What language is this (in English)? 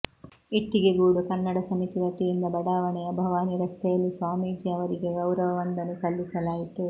Kannada